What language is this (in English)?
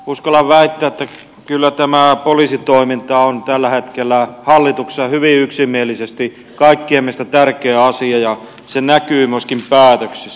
Finnish